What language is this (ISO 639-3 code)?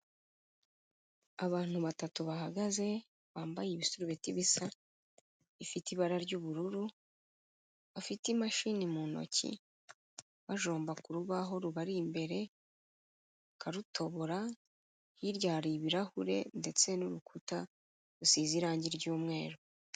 kin